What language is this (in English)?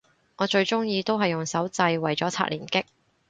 Cantonese